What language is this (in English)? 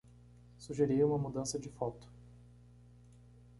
Portuguese